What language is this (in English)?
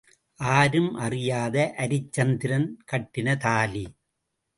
Tamil